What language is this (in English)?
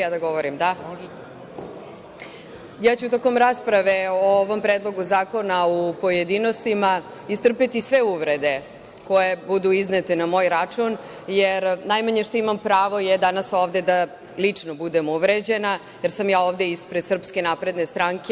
Serbian